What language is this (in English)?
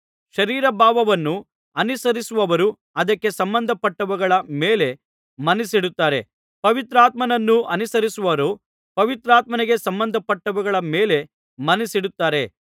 Kannada